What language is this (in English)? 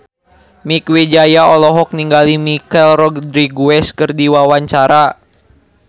Sundanese